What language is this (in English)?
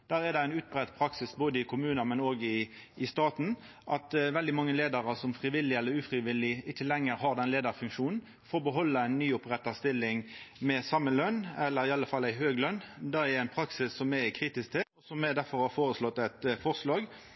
Norwegian Nynorsk